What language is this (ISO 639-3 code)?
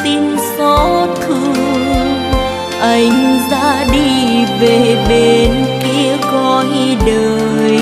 vie